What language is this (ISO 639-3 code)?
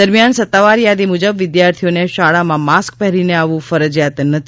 guj